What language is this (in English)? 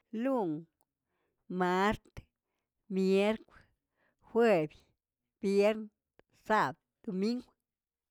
Tilquiapan Zapotec